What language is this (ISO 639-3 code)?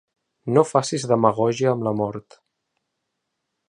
cat